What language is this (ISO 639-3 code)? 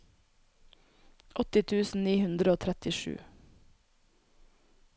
nor